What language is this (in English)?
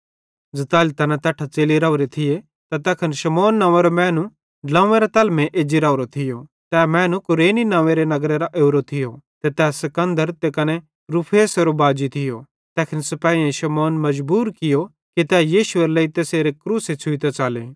Bhadrawahi